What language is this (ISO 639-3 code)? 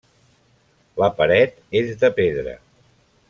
cat